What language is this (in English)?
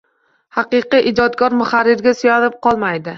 Uzbek